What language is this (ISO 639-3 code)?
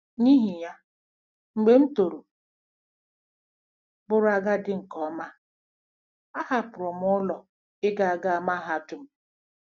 ibo